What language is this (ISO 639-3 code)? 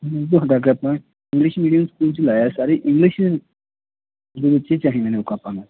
pan